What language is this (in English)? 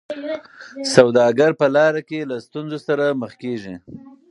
Pashto